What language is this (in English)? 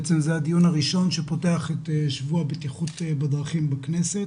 Hebrew